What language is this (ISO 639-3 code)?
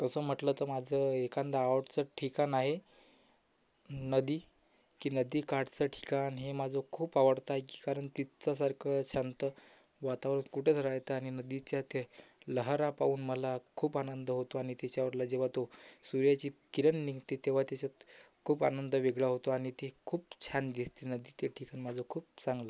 mar